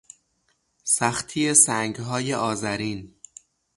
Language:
Persian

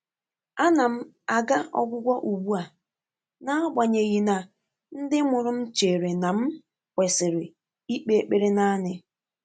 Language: Igbo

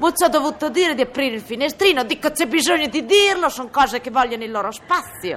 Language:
Italian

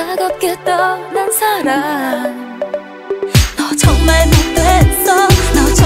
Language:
Korean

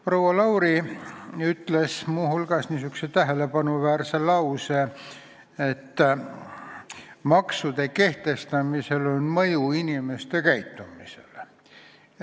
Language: Estonian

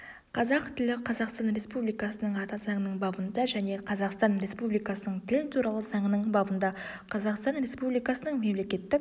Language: Kazakh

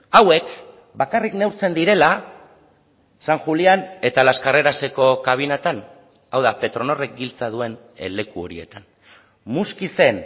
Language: Basque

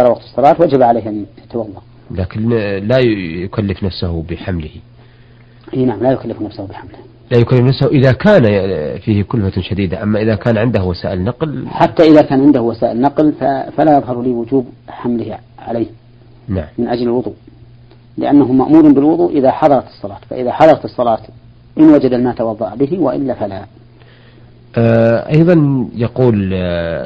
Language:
Arabic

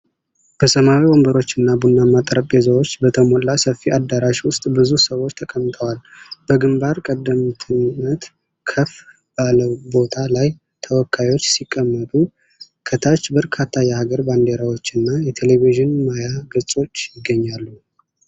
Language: Amharic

